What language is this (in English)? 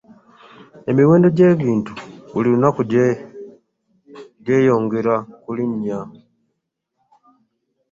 Ganda